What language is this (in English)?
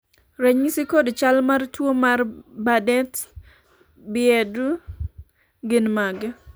Luo (Kenya and Tanzania)